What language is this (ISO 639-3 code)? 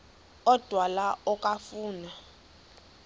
xho